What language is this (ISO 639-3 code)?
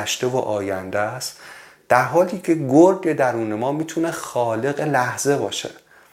fas